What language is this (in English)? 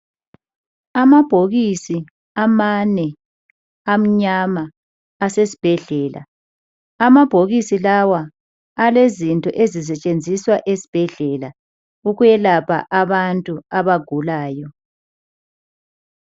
North Ndebele